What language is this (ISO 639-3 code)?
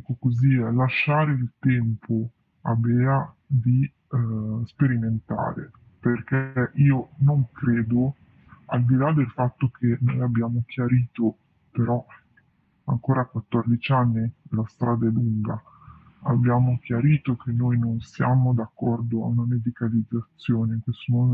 ita